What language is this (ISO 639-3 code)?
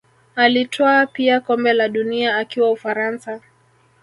swa